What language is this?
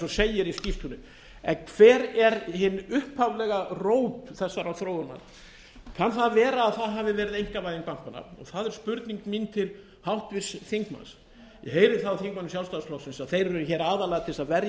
Icelandic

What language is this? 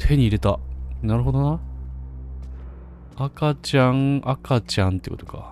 Japanese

